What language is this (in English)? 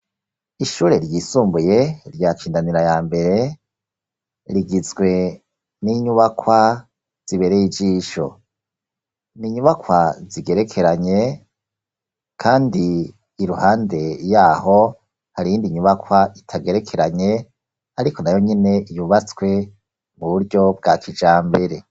Rundi